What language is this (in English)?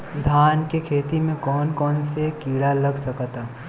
Bhojpuri